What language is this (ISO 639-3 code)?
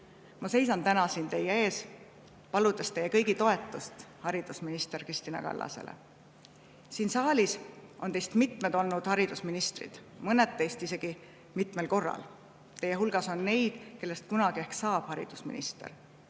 est